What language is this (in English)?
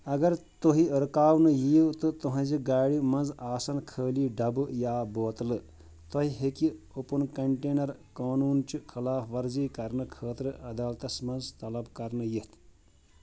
Kashmiri